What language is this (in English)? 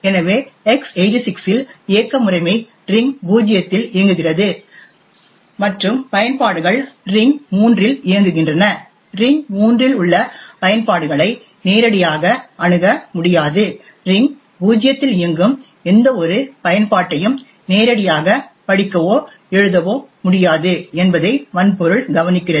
Tamil